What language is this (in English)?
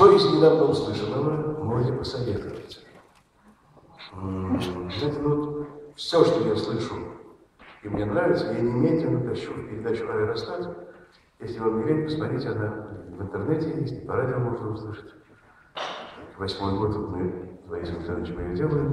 Russian